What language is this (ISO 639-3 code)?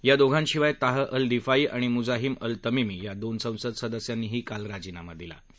mar